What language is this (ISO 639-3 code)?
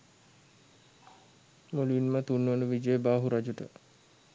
sin